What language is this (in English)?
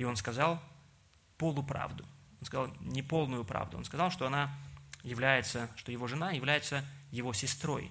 Russian